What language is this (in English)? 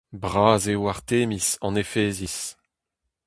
Breton